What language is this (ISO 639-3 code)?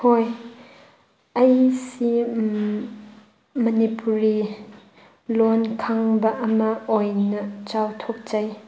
mni